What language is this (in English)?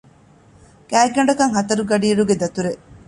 Divehi